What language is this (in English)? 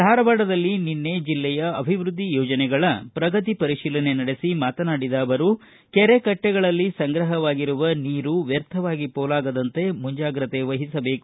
Kannada